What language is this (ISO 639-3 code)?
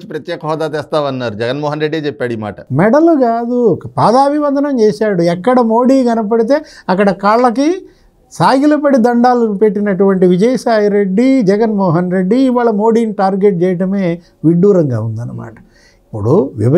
tel